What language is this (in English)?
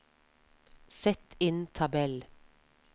Norwegian